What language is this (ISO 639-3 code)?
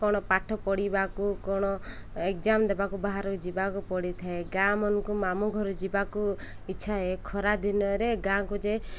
ori